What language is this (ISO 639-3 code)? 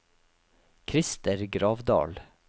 nor